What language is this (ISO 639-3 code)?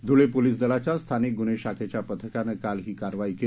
mar